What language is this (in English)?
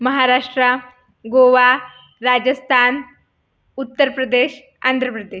Marathi